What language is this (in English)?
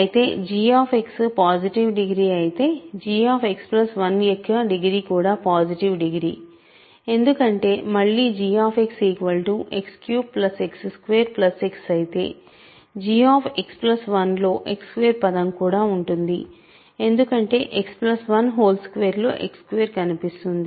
Telugu